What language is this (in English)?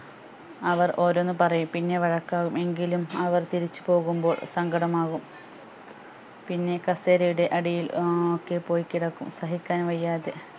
Malayalam